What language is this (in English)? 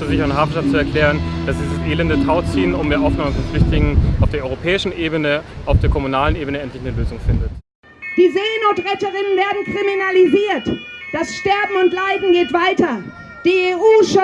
German